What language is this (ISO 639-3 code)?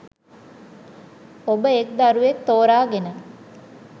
sin